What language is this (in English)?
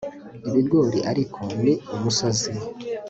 Kinyarwanda